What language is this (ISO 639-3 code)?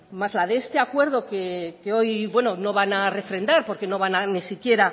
spa